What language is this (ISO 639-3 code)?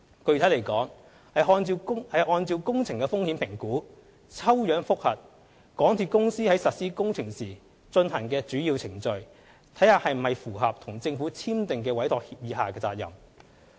yue